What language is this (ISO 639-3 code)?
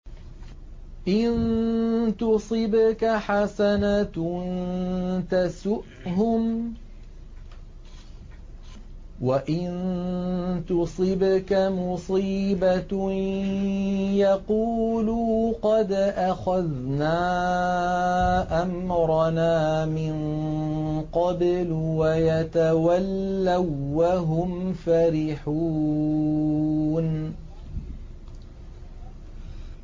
ara